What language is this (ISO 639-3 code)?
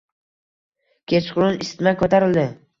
uzb